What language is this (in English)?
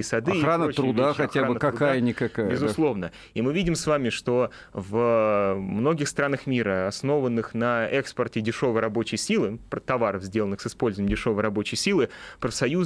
Russian